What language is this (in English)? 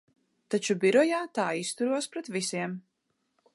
Latvian